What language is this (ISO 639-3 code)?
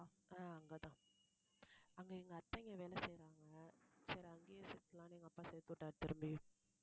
tam